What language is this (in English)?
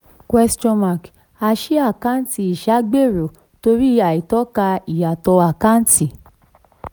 Yoruba